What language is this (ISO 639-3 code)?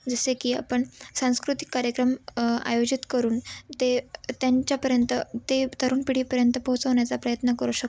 mar